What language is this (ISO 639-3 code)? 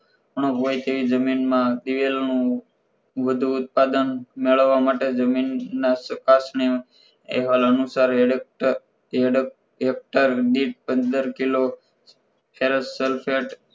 guj